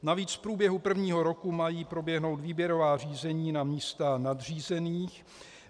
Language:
Czech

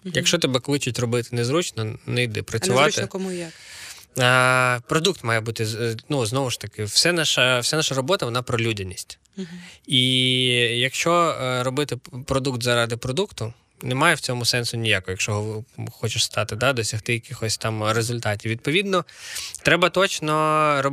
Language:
Ukrainian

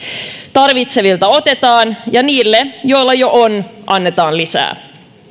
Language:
Finnish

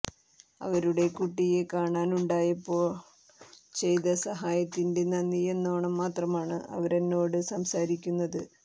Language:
Malayalam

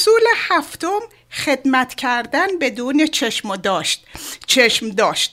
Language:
Persian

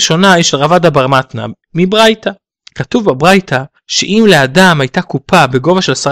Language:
Hebrew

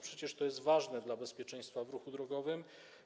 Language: Polish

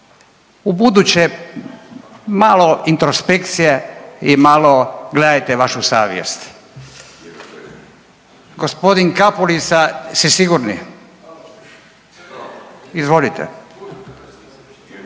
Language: Croatian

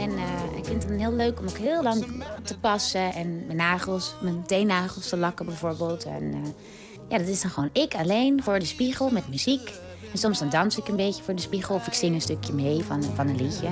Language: Dutch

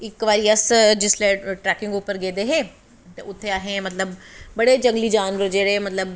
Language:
Dogri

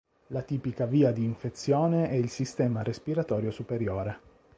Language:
Italian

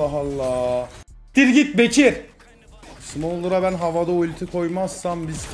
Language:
Turkish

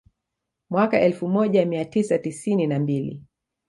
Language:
Swahili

